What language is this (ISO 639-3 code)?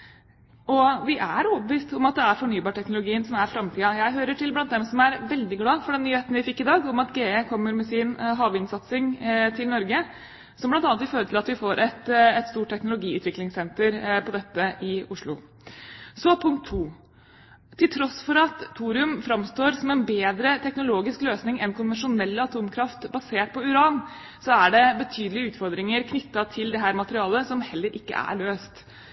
nob